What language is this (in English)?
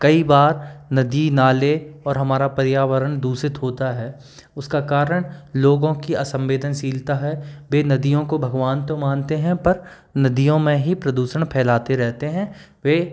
Hindi